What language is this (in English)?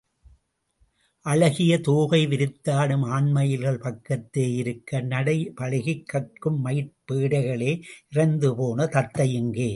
Tamil